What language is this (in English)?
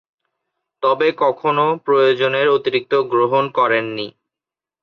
Bangla